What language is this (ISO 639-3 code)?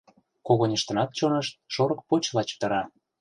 chm